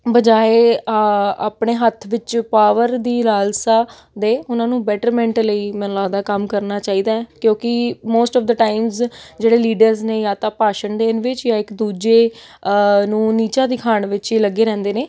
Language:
Punjabi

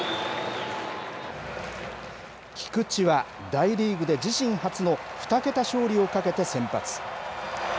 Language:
Japanese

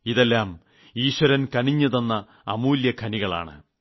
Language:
Malayalam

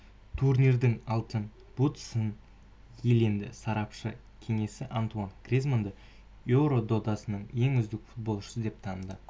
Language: Kazakh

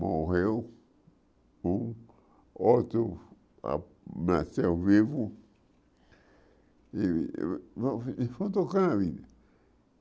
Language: Portuguese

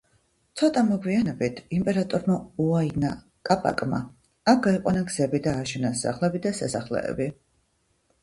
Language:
Georgian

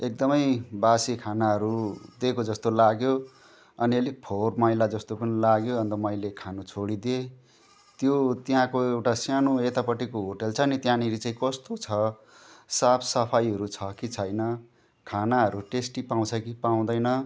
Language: Nepali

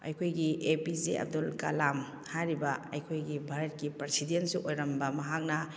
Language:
Manipuri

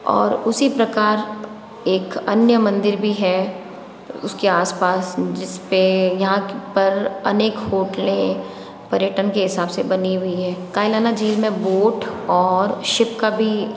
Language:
Hindi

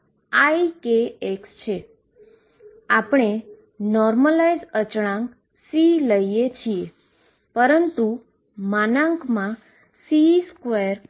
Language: Gujarati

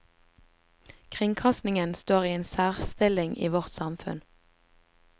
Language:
Norwegian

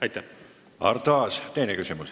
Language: Estonian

